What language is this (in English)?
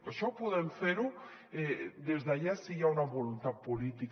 Catalan